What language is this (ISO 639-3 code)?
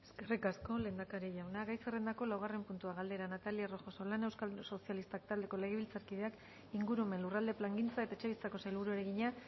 eus